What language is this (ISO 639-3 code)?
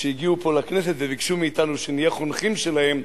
heb